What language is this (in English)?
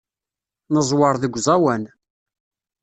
Kabyle